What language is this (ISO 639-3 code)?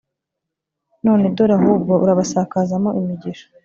kin